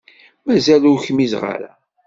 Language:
Kabyle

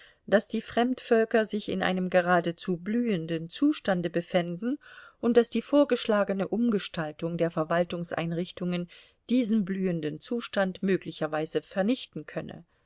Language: German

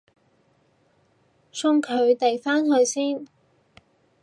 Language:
Cantonese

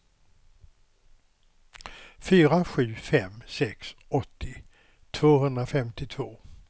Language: Swedish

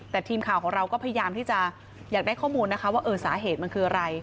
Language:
Thai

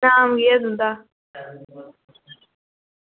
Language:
Dogri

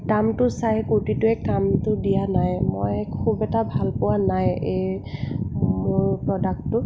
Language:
Assamese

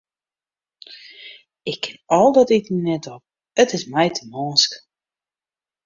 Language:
Western Frisian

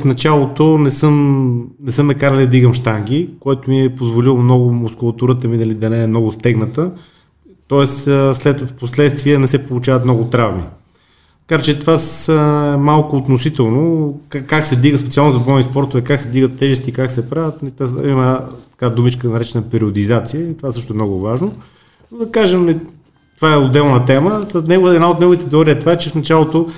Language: Bulgarian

